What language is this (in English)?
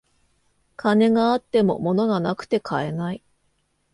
Japanese